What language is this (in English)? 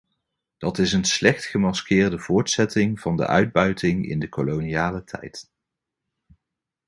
Dutch